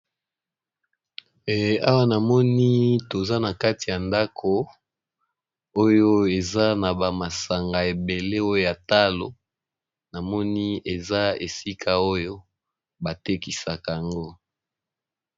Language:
Lingala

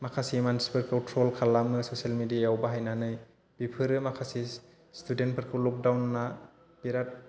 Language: Bodo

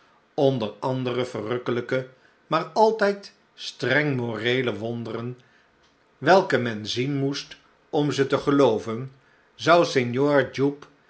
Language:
Dutch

